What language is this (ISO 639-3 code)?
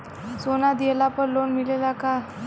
bho